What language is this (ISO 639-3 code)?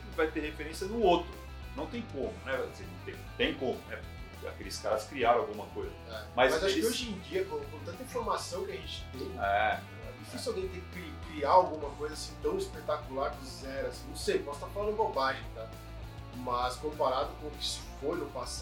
por